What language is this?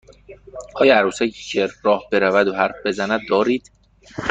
Persian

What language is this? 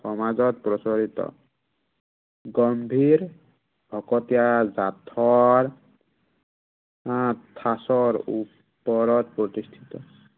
Assamese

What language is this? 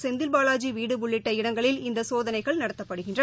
Tamil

